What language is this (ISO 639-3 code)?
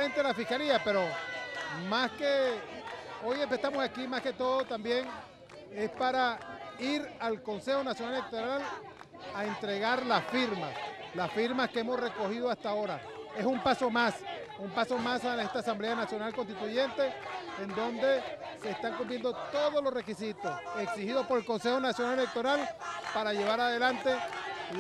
spa